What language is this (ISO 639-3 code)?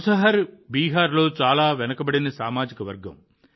tel